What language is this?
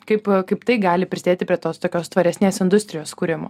Lithuanian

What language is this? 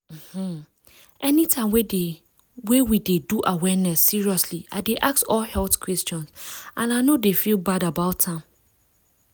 Nigerian Pidgin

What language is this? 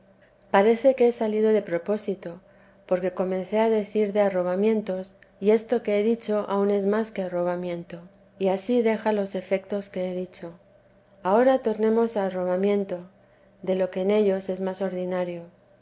Spanish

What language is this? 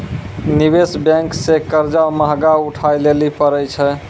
Maithili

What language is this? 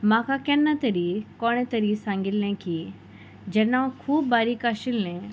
Konkani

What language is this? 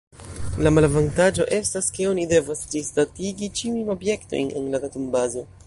Esperanto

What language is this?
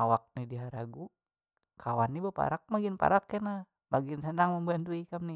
Banjar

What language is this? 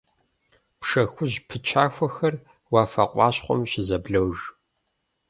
Kabardian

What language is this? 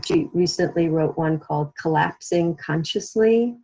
English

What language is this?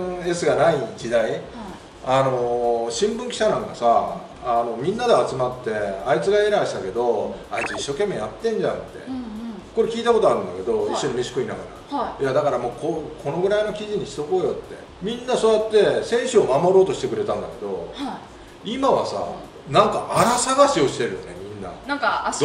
Japanese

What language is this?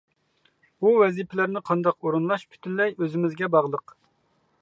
Uyghur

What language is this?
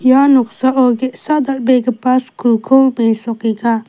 Garo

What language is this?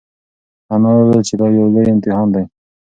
Pashto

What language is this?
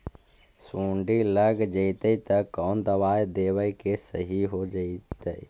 Magahi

